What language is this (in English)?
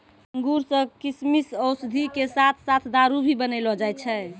Maithili